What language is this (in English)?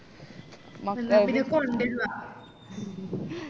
Malayalam